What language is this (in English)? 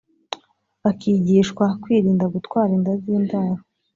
Kinyarwanda